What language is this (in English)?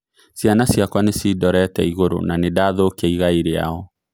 Kikuyu